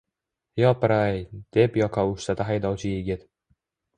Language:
Uzbek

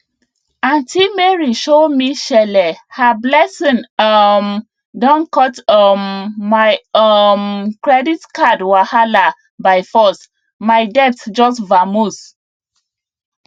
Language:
Nigerian Pidgin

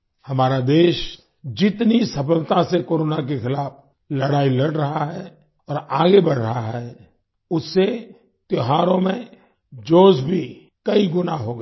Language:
Hindi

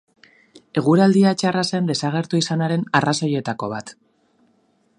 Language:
Basque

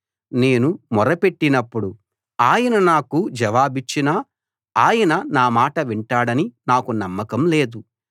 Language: Telugu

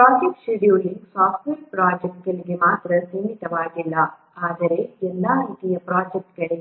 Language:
Kannada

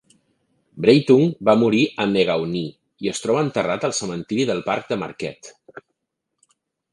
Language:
Catalan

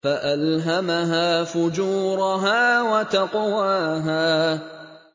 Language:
Arabic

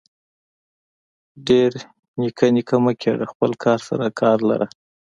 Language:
Pashto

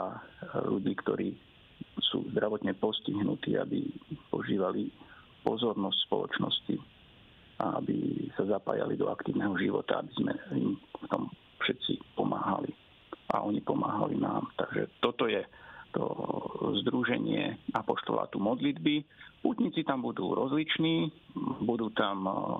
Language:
Slovak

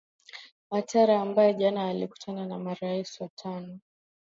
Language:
Swahili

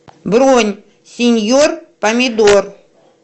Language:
Russian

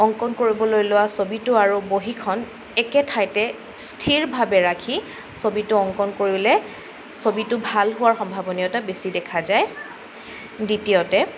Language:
Assamese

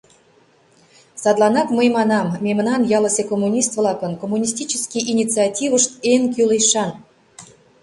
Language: Mari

